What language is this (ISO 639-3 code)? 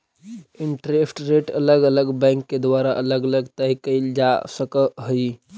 mag